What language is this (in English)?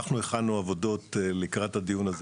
Hebrew